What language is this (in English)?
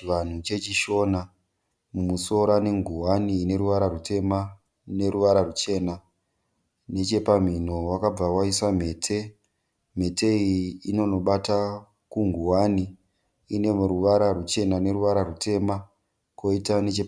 Shona